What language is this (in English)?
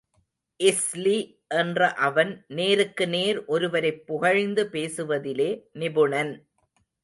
Tamil